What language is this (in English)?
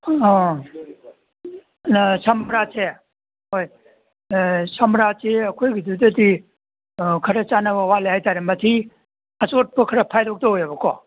Manipuri